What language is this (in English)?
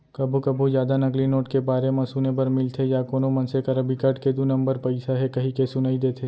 Chhattisgarhi